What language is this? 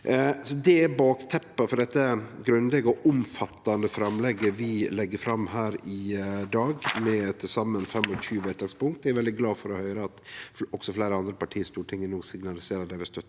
Norwegian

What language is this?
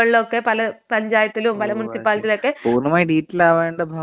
Malayalam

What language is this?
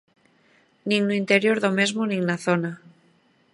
Galician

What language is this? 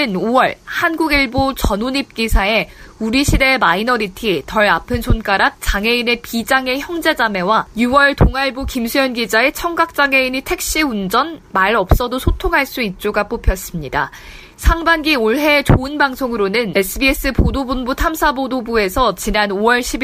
Korean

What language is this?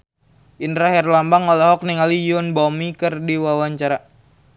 Sundanese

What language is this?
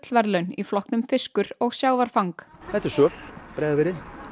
Icelandic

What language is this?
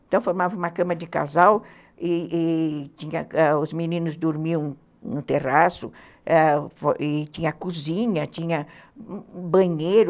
Portuguese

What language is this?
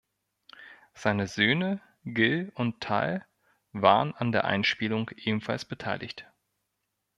German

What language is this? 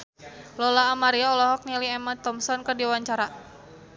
Sundanese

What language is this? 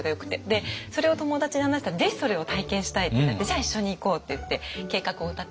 Japanese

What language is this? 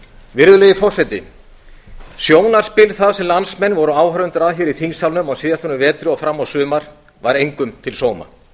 Icelandic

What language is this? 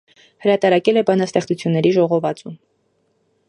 Armenian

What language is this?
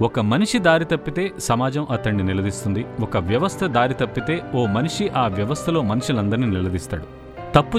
Telugu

